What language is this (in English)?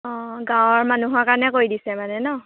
Assamese